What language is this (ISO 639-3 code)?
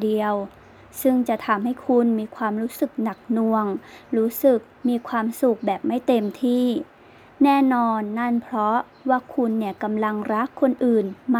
tha